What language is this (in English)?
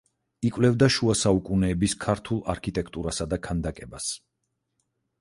Georgian